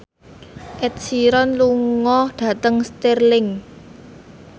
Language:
Javanese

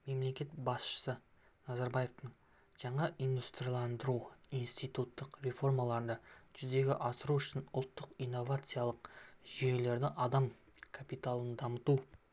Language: Kazakh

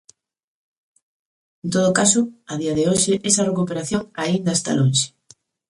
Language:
Galician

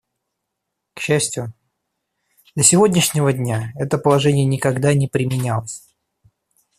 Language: Russian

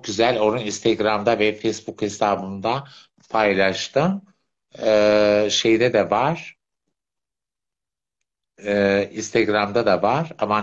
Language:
Turkish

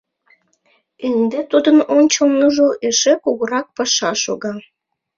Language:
Mari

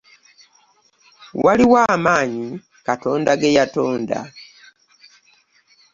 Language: Ganda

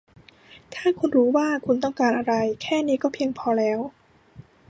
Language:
Thai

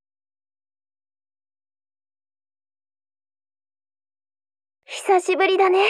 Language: Japanese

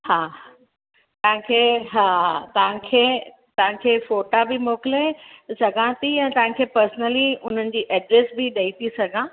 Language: Sindhi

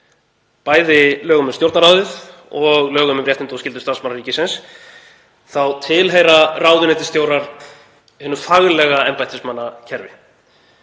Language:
Icelandic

